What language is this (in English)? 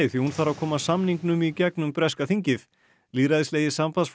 Icelandic